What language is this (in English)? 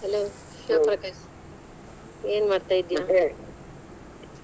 Kannada